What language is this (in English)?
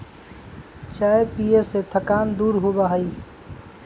Magahi